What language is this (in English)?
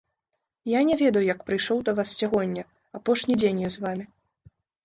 Belarusian